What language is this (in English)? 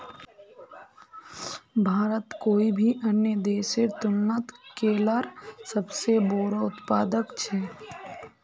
Magahi